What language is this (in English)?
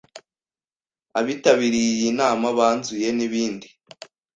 Kinyarwanda